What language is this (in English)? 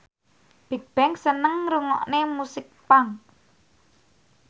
Javanese